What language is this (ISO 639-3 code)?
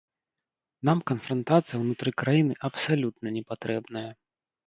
bel